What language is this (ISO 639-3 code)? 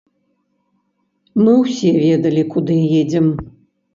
bel